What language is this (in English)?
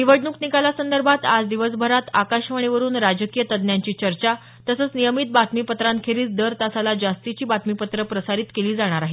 Marathi